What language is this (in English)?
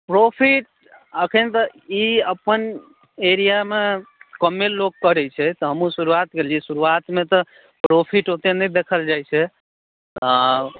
Maithili